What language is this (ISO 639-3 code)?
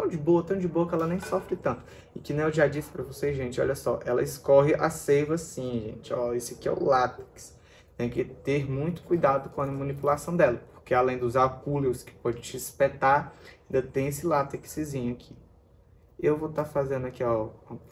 por